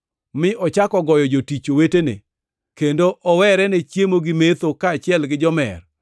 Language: Luo (Kenya and Tanzania)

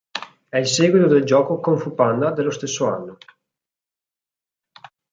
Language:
Italian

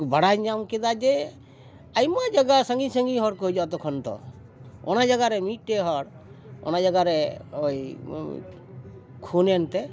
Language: Santali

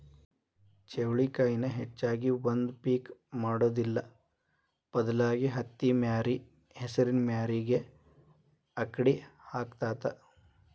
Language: Kannada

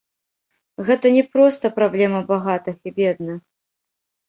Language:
Belarusian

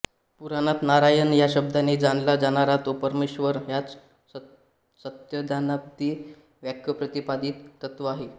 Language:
Marathi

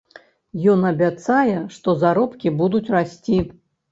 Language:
Belarusian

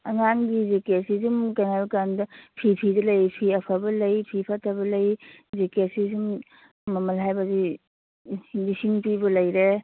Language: Manipuri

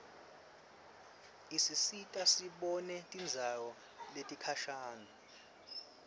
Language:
Swati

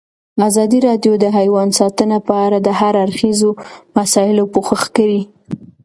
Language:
Pashto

